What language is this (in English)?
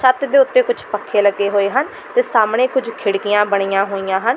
Punjabi